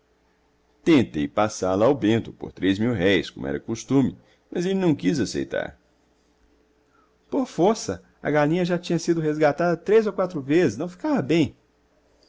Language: Portuguese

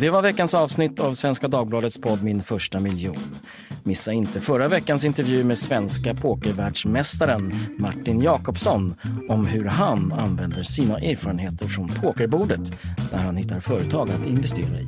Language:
Swedish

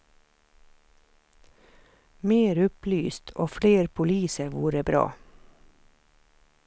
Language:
Swedish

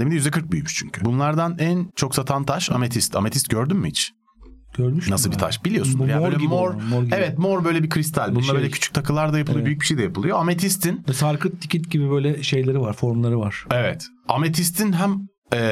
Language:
Turkish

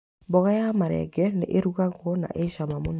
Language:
Kikuyu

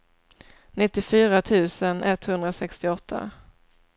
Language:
Swedish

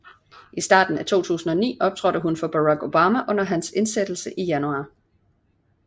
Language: Danish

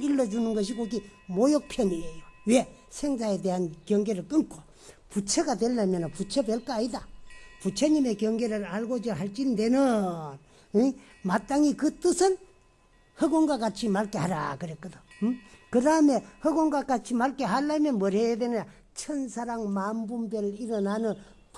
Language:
Korean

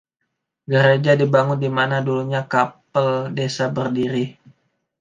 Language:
Indonesian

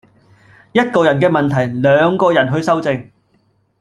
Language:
Cantonese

